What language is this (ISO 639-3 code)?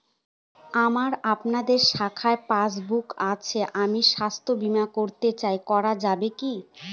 ben